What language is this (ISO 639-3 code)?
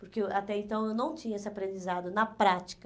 por